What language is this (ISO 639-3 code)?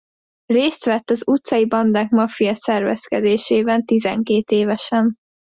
hun